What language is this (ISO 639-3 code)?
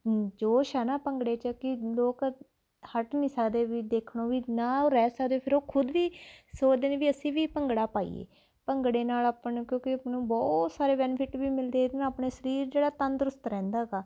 pan